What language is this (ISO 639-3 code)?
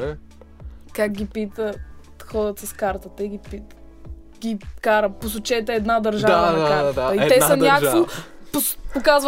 bul